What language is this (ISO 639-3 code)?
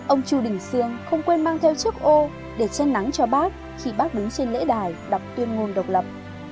vie